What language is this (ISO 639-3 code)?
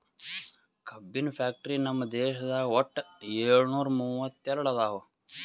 kan